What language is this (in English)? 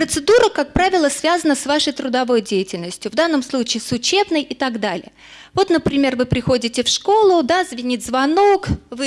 Russian